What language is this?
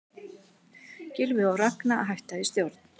Icelandic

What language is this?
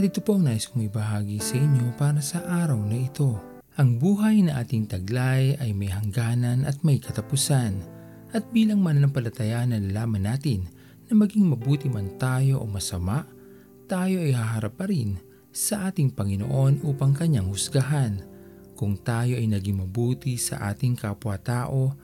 Filipino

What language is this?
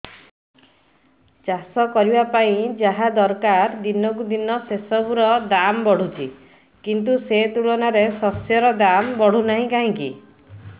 Odia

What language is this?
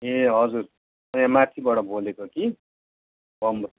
Nepali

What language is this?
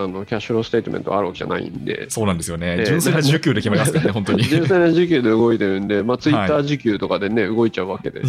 Japanese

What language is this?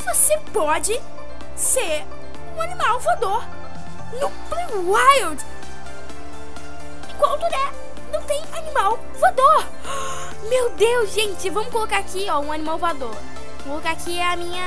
Portuguese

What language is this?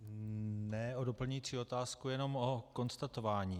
Czech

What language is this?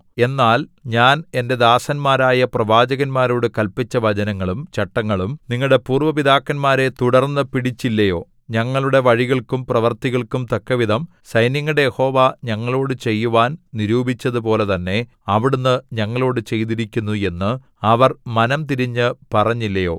Malayalam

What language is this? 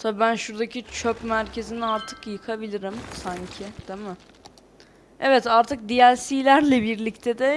Turkish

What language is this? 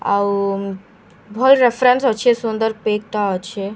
Sambalpuri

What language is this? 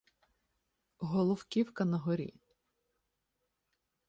Ukrainian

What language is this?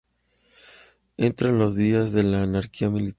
Spanish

